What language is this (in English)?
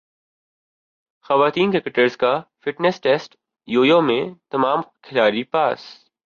Urdu